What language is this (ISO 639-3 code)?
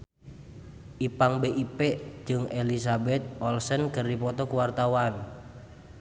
sun